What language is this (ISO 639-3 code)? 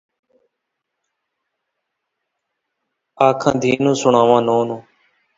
skr